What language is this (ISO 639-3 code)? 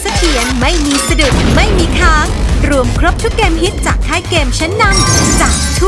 tha